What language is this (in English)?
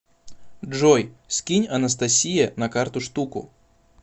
Russian